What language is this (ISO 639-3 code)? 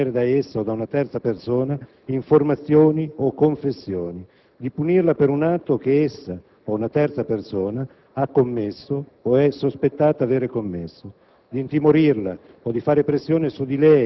ita